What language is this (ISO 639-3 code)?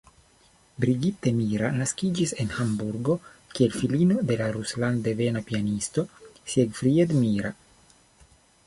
epo